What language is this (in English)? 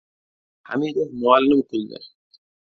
Uzbek